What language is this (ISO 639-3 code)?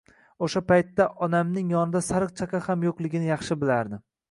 uzb